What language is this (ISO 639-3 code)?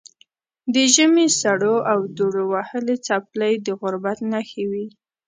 pus